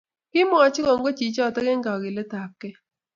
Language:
Kalenjin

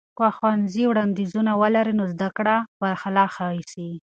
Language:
Pashto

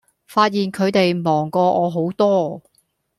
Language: Cantonese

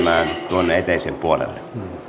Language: Finnish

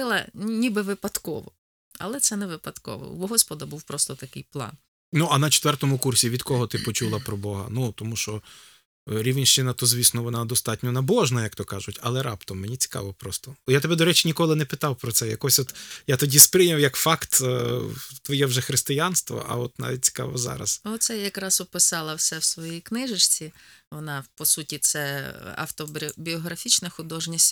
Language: Ukrainian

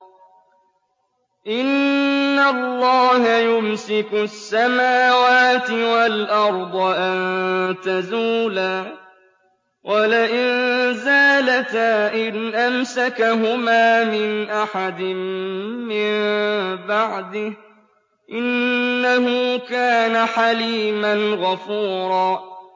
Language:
Arabic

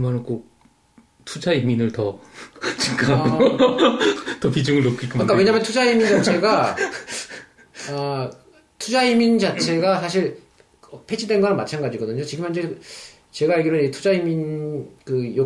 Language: Korean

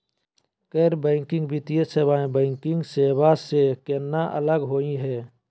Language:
Magahi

